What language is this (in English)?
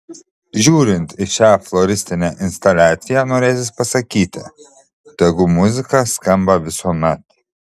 Lithuanian